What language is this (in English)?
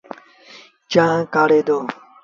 Sindhi Bhil